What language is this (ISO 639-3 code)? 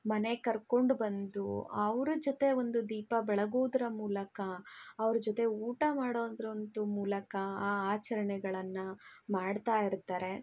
kan